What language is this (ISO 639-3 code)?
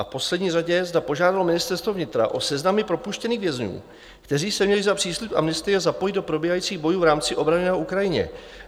ces